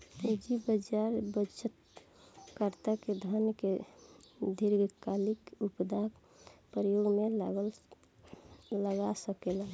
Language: Bhojpuri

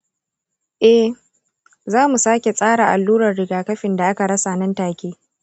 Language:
Hausa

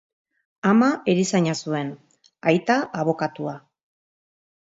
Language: Basque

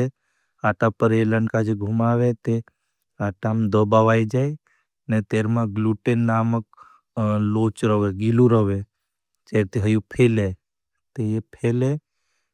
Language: Bhili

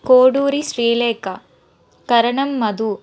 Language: Telugu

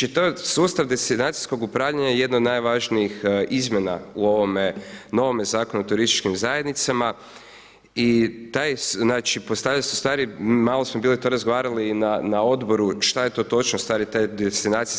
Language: Croatian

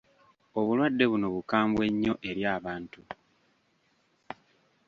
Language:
Ganda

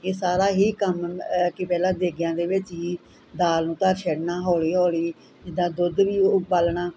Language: Punjabi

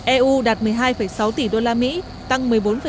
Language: Vietnamese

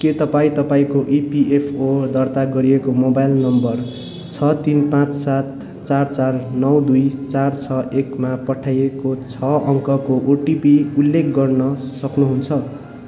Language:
Nepali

